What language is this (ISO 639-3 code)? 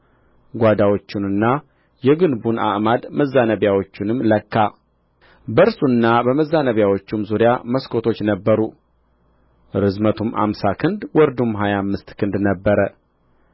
amh